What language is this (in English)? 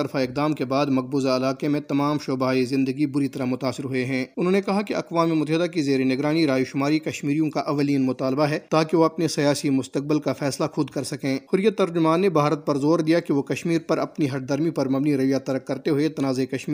Urdu